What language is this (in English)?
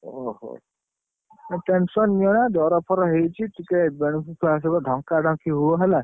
Odia